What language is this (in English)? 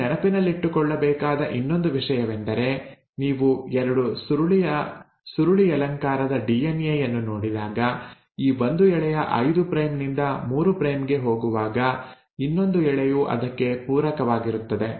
Kannada